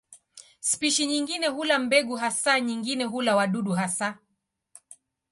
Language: Swahili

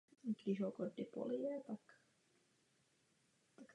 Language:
Czech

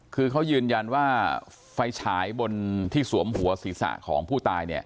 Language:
Thai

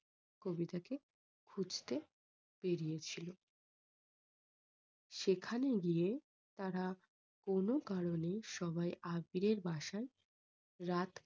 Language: Bangla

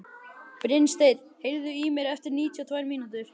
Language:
Icelandic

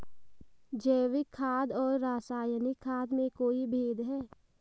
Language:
Hindi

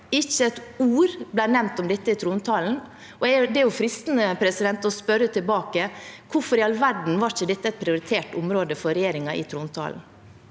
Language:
Norwegian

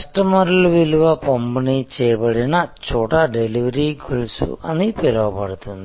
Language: Telugu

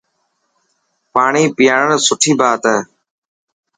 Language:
Dhatki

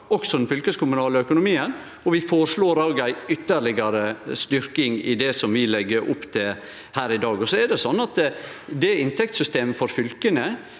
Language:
Norwegian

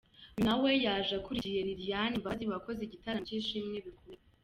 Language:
Kinyarwanda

